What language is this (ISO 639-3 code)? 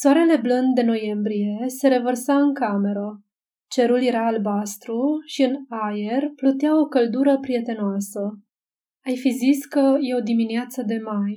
ron